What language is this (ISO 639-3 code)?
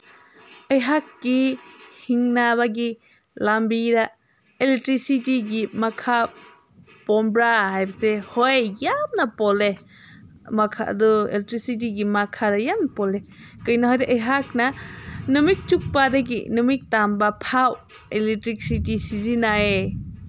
mni